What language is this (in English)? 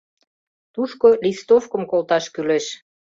Mari